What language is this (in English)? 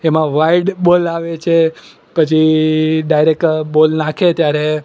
Gujarati